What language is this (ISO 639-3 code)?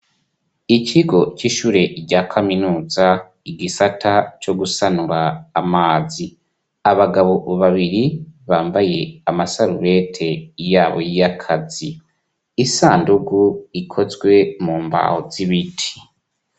run